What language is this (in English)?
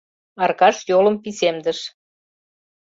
Mari